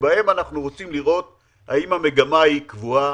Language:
Hebrew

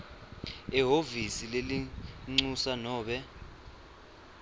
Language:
Swati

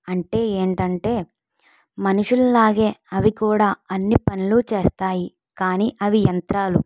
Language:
Telugu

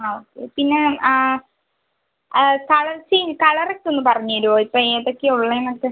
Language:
Malayalam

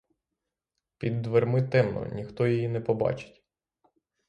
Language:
Ukrainian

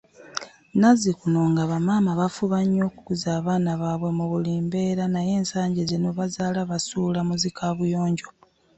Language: Ganda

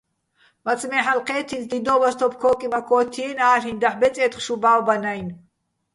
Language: Bats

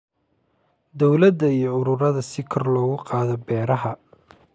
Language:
Somali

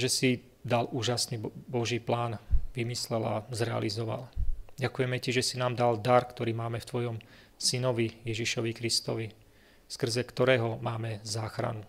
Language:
Slovak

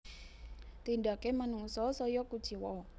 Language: Javanese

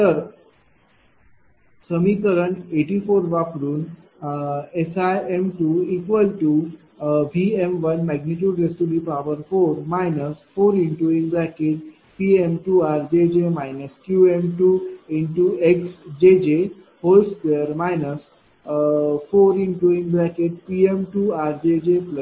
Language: Marathi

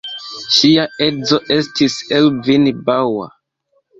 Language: Esperanto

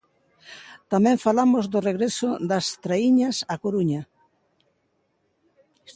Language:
Galician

